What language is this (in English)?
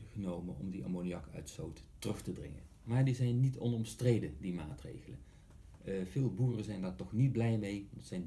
Dutch